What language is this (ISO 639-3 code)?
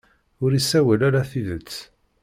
kab